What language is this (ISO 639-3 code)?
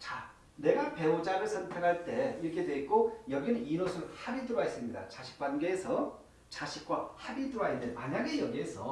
kor